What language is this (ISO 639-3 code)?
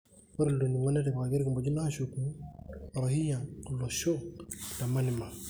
mas